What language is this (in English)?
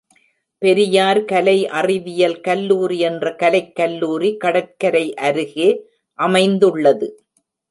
Tamil